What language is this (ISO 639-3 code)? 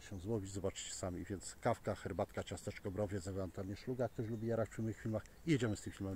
pol